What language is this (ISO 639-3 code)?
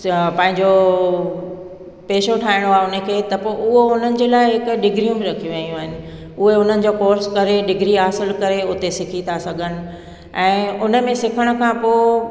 snd